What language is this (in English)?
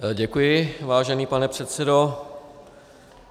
Czech